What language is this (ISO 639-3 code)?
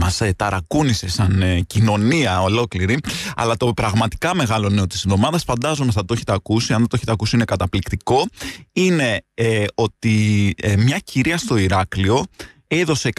ell